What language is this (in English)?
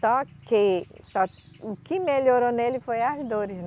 Portuguese